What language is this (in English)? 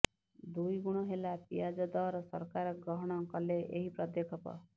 Odia